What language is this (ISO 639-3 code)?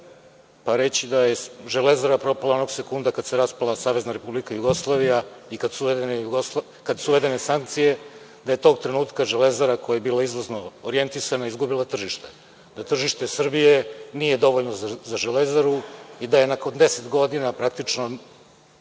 srp